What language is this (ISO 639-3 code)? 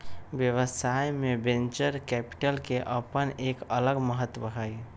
mag